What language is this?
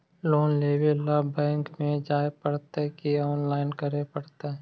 Magahi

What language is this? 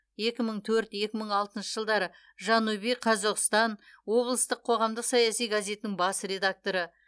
Kazakh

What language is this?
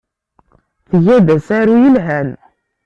Kabyle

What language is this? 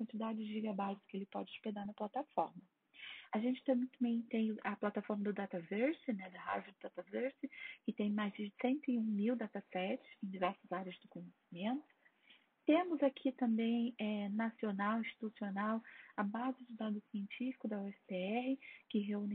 Portuguese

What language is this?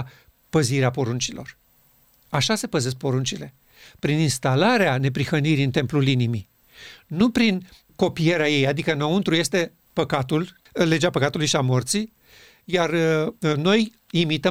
Romanian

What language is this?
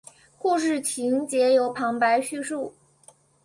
Chinese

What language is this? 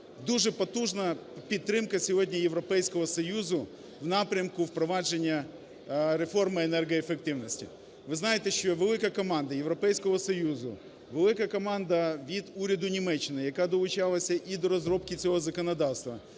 Ukrainian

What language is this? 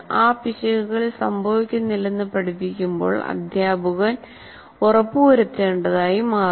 Malayalam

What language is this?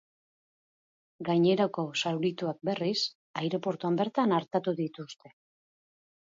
Basque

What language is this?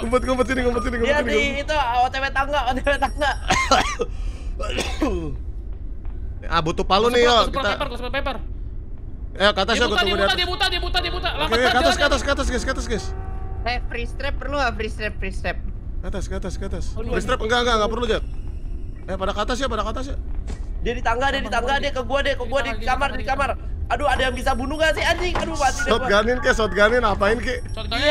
Indonesian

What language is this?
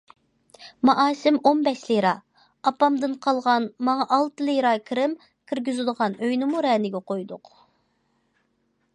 Uyghur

